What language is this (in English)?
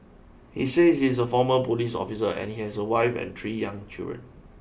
English